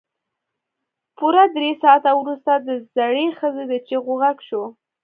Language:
Pashto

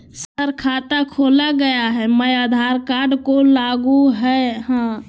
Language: Magahi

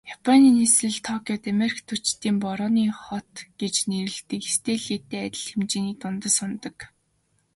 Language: Mongolian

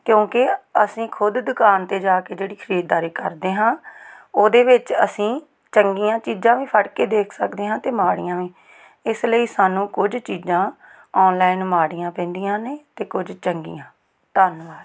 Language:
Punjabi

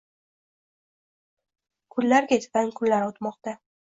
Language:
Uzbek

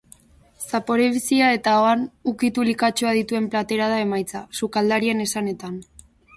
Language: Basque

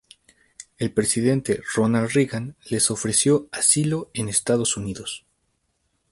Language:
Spanish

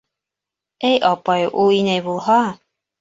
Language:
Bashkir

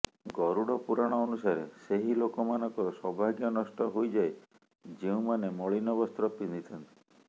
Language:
Odia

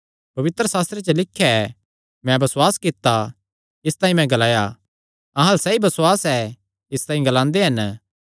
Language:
Kangri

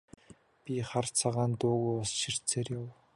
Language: Mongolian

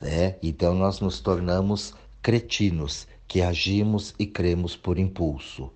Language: Portuguese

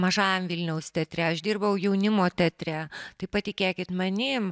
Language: Lithuanian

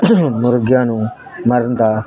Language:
Punjabi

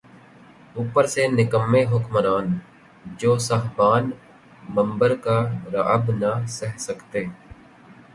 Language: Urdu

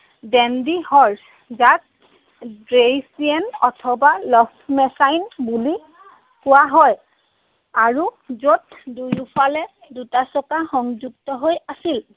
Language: Assamese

